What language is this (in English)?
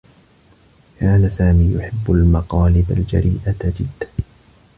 Arabic